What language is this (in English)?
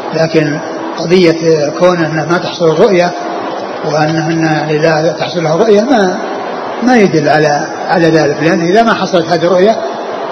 Arabic